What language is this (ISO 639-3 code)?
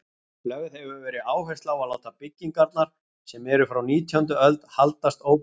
isl